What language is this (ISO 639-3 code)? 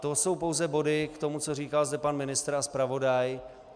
ces